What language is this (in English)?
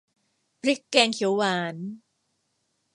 Thai